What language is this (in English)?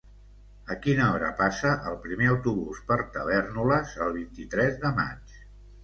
Catalan